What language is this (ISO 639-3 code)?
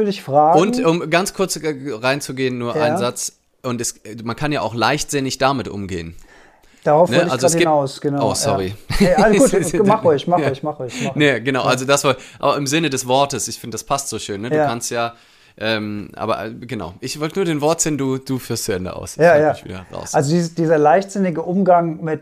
deu